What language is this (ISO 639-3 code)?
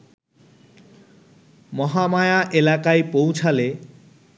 ben